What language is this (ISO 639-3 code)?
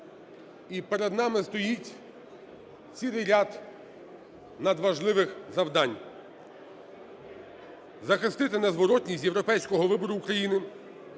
ukr